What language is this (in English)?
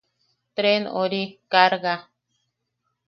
Yaqui